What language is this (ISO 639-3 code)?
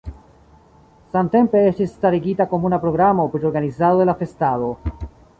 epo